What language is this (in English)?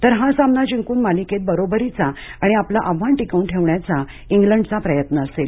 Marathi